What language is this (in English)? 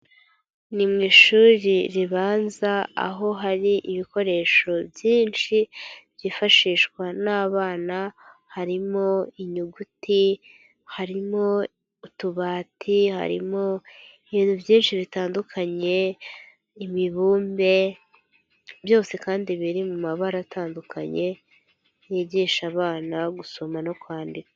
Kinyarwanda